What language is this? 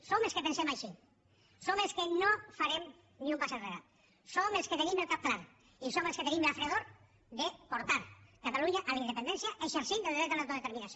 Catalan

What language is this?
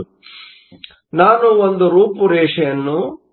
Kannada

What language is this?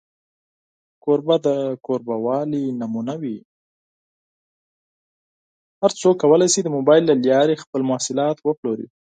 Pashto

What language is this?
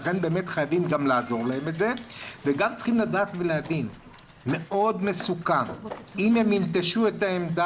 Hebrew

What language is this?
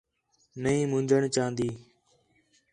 Khetrani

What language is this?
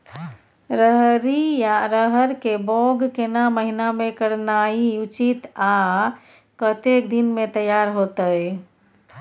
Maithili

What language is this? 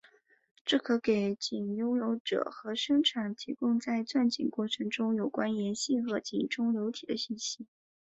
Chinese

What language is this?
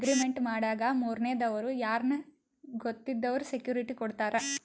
Kannada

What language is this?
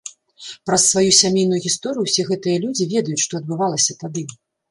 Belarusian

